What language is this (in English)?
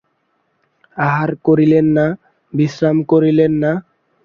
Bangla